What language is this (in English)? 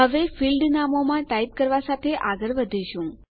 Gujarati